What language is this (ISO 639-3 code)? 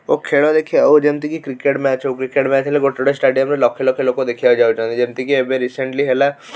ori